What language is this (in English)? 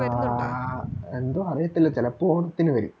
Malayalam